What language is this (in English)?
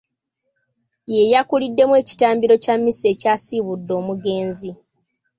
Ganda